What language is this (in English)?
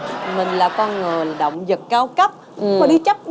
Vietnamese